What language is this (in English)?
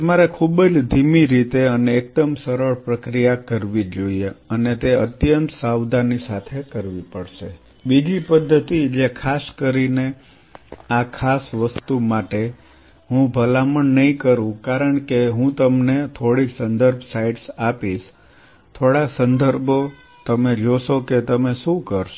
Gujarati